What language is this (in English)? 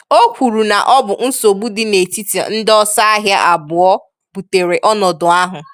Igbo